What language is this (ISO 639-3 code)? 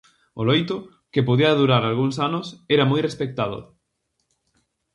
glg